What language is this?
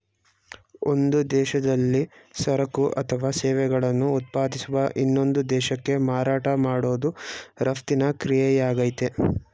Kannada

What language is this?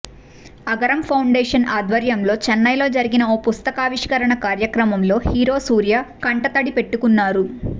Telugu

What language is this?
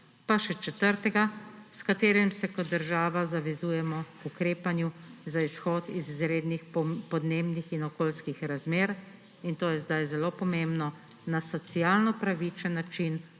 Slovenian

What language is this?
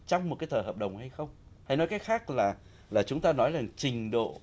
Vietnamese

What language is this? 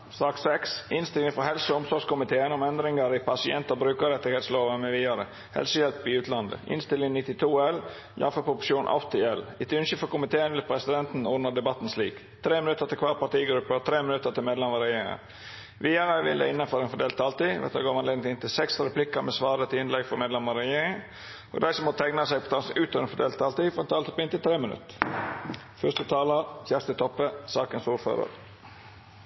Norwegian Nynorsk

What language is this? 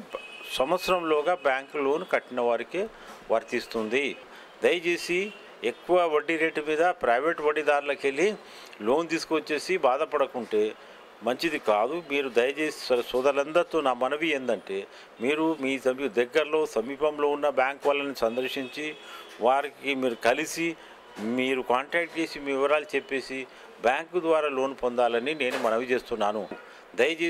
Telugu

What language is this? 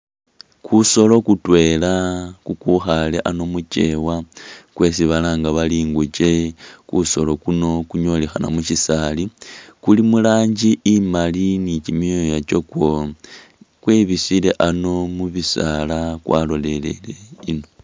Masaaba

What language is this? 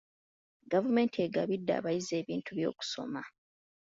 Ganda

